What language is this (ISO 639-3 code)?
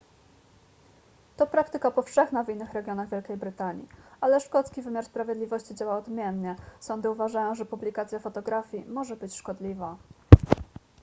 pol